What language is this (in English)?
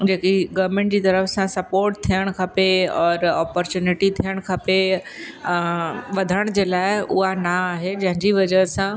Sindhi